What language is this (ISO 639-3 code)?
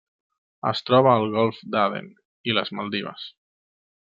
cat